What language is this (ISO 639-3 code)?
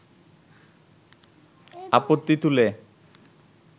ben